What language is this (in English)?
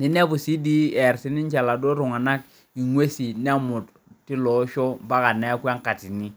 Masai